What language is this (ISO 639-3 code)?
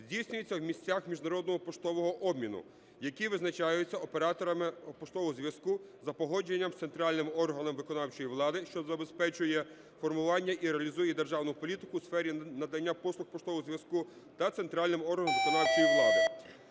ukr